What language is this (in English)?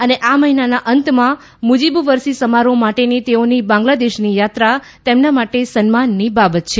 Gujarati